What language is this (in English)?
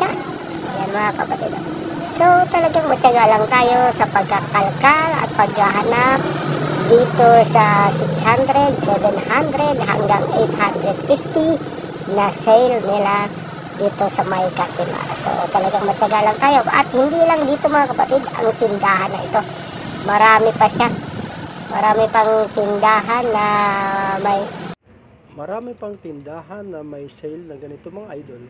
Filipino